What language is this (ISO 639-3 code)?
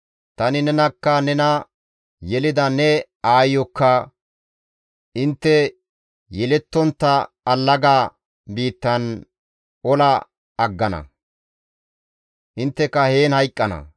gmv